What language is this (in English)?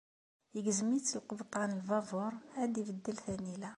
Kabyle